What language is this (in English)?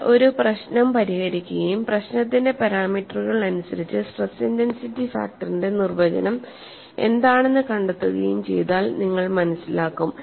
Malayalam